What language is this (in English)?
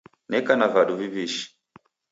Taita